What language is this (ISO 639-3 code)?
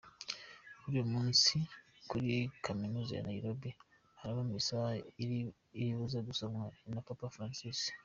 kin